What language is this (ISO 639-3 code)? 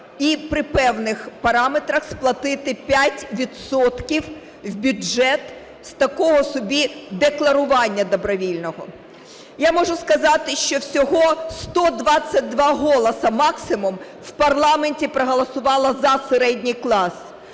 ukr